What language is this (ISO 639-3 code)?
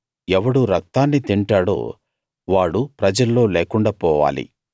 tel